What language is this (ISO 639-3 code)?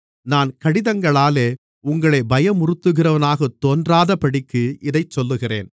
tam